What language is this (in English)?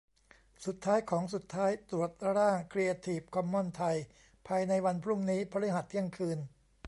Thai